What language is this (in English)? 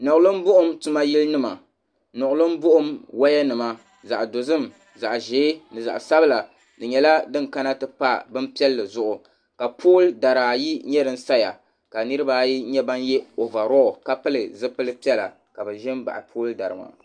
Dagbani